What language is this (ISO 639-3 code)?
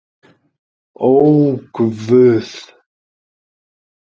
isl